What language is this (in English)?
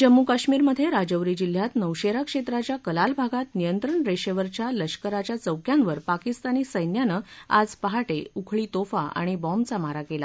Marathi